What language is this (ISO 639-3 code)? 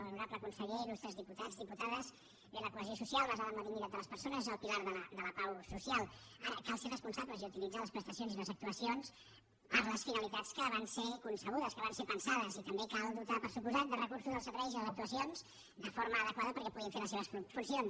cat